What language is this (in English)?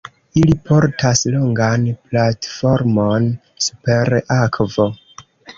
Esperanto